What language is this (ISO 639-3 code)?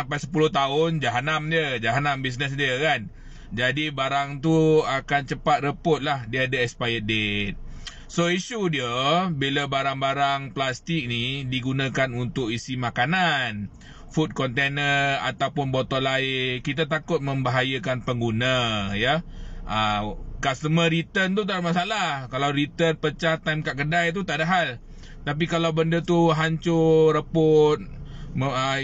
msa